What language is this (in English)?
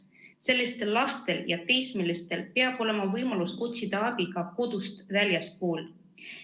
Estonian